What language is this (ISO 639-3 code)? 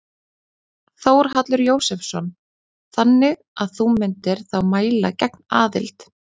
isl